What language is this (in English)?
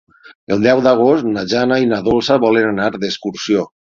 Catalan